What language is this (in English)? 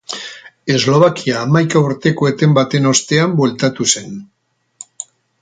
Basque